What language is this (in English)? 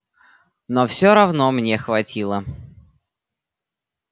Russian